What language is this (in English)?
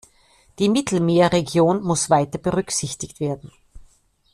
German